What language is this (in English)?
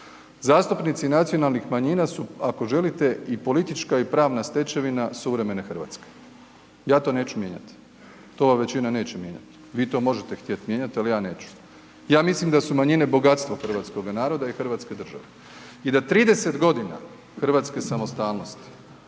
Croatian